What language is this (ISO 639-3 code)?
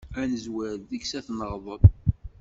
kab